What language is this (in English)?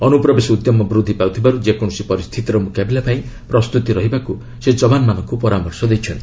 Odia